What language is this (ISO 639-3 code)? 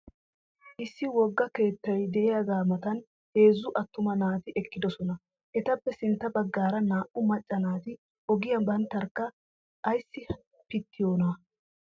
wal